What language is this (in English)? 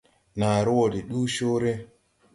Tupuri